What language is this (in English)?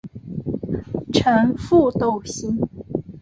Chinese